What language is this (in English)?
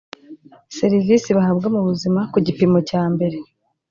Kinyarwanda